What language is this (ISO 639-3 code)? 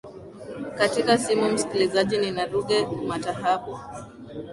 swa